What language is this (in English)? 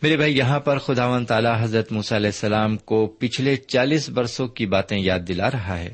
Urdu